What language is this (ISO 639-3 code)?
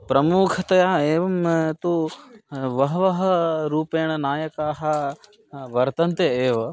san